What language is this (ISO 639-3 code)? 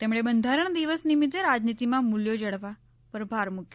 guj